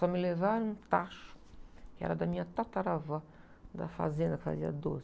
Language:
Portuguese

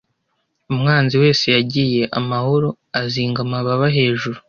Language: Kinyarwanda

